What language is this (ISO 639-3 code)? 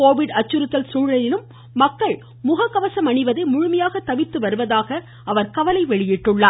tam